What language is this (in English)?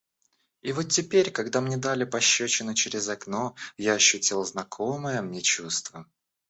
Russian